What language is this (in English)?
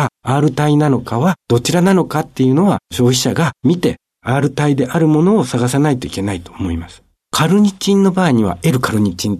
Japanese